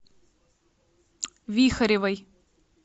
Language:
Russian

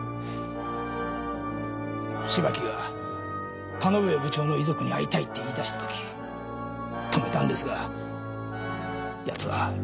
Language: Japanese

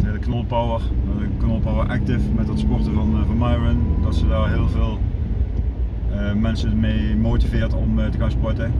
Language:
Dutch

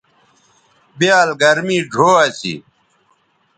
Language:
Bateri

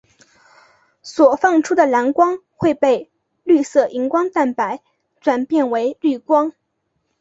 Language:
Chinese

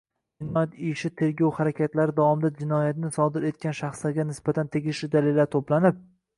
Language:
Uzbek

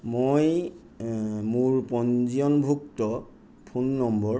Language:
Assamese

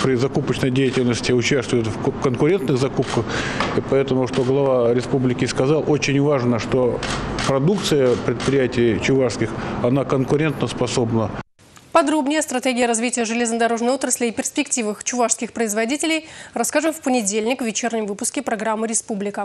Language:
Russian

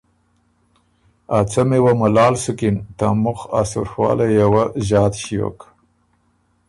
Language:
Ormuri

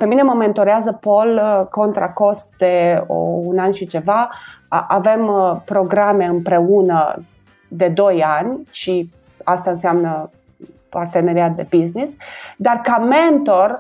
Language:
Romanian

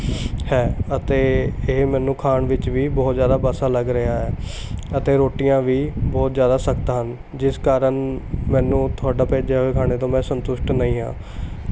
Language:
Punjabi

